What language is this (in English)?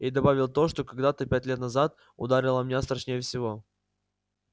Russian